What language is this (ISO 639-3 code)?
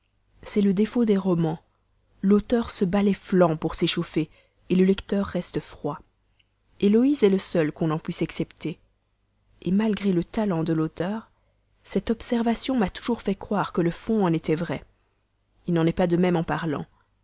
fra